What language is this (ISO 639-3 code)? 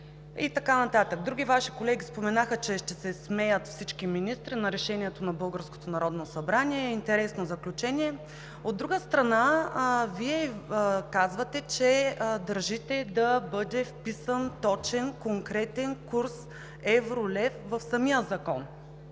bul